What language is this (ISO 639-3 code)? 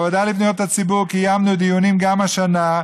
heb